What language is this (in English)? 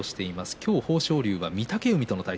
Japanese